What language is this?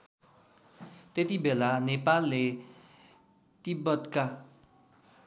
Nepali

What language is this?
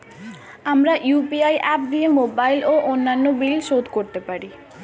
Bangla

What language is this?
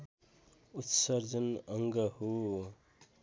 Nepali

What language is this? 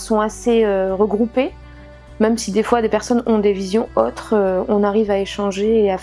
French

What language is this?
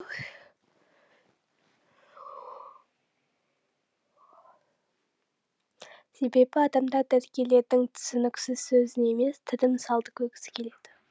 Kazakh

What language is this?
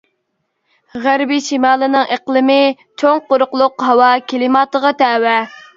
Uyghur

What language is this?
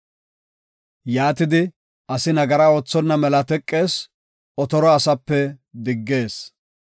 Gofa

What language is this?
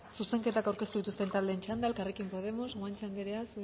Basque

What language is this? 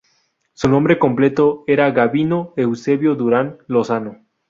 Spanish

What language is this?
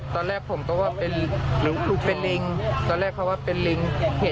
Thai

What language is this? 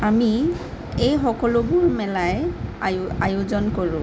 Assamese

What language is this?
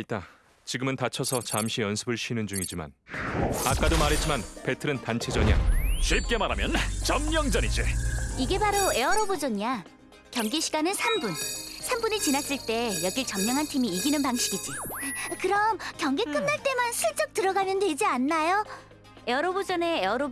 Korean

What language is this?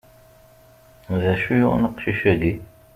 Kabyle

